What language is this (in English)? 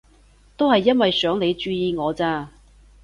Cantonese